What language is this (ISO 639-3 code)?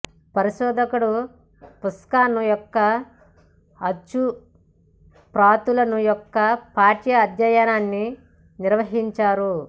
tel